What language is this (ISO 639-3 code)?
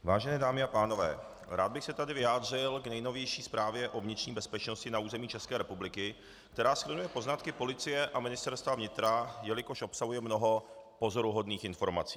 ces